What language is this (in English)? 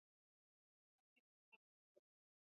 Swahili